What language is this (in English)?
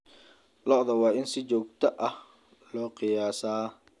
Somali